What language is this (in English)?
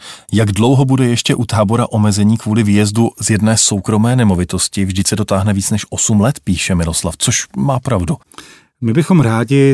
Czech